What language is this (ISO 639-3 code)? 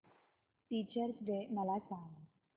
mar